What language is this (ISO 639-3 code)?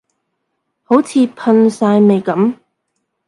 yue